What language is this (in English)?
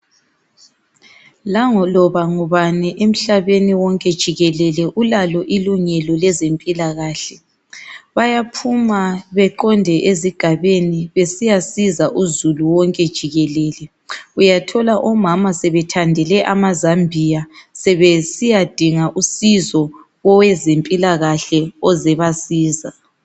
North Ndebele